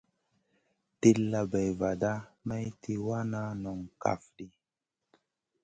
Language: Masana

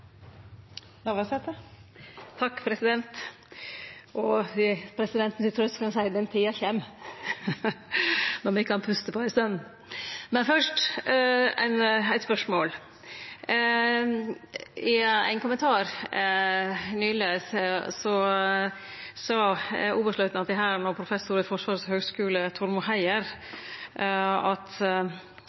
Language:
Norwegian Nynorsk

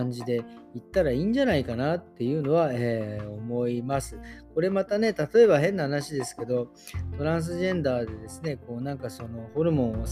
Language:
Japanese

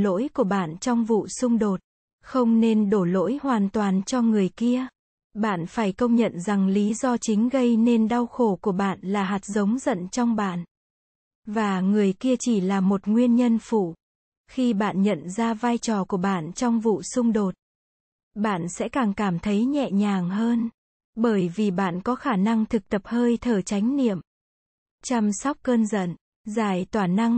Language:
Vietnamese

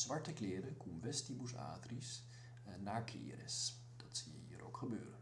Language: Dutch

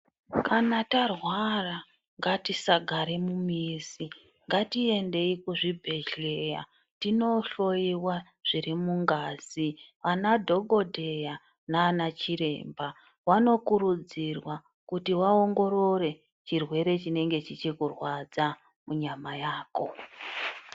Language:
Ndau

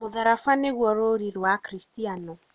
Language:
Kikuyu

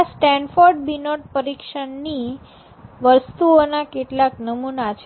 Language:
Gujarati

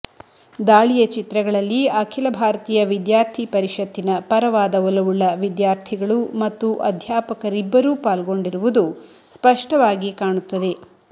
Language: Kannada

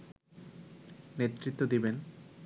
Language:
Bangla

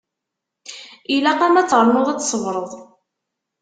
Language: Kabyle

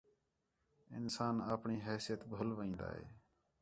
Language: Khetrani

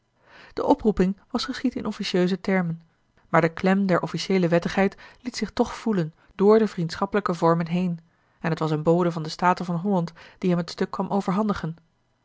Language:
Dutch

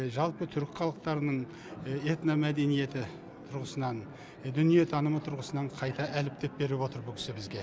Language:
Kazakh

